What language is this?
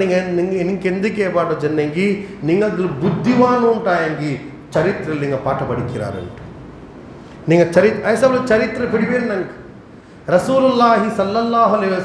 Urdu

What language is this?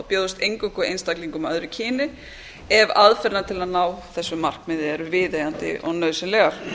Icelandic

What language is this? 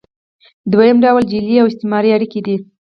Pashto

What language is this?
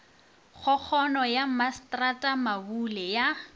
Northern Sotho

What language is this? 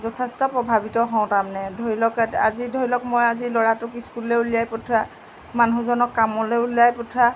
Assamese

